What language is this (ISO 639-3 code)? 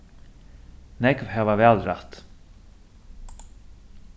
fao